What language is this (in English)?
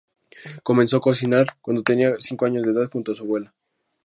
Spanish